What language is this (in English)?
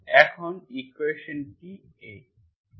Bangla